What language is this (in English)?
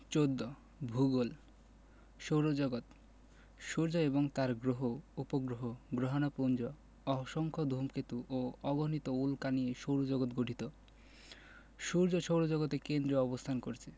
Bangla